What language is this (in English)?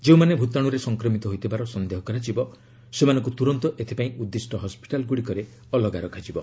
Odia